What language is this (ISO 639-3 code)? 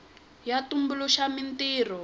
tso